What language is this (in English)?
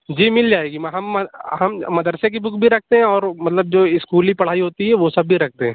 Urdu